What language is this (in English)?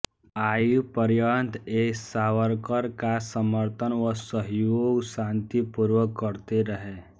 Hindi